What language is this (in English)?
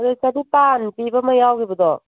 Manipuri